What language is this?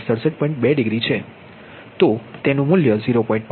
Gujarati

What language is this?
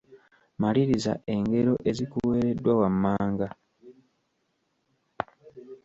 Ganda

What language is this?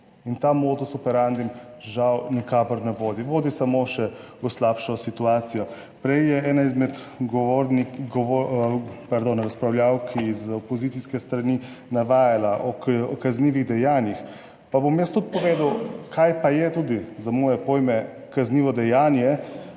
Slovenian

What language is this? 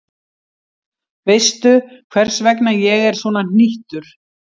Icelandic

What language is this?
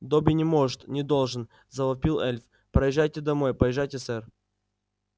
Russian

